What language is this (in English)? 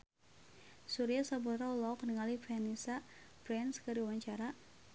Sundanese